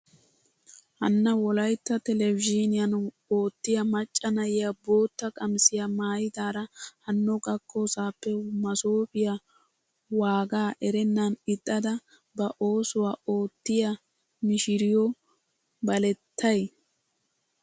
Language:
Wolaytta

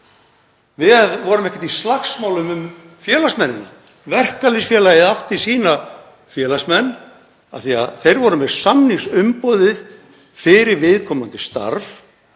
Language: Icelandic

